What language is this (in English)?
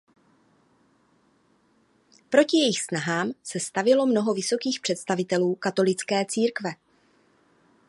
Czech